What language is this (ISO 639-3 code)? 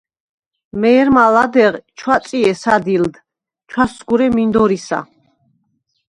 sva